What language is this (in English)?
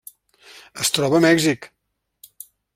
Catalan